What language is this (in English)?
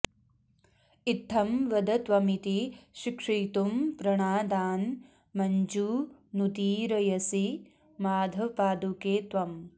Sanskrit